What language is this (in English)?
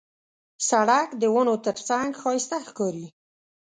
Pashto